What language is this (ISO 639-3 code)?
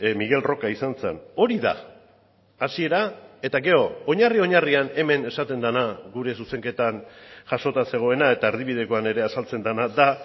eus